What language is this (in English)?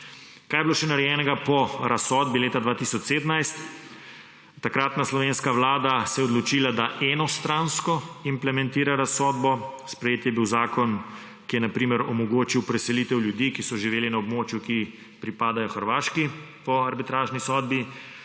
Slovenian